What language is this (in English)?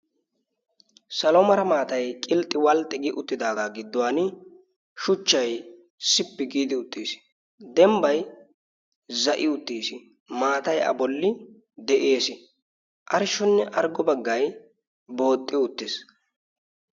Wolaytta